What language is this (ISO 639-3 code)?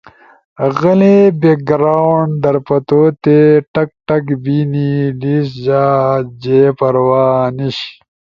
ush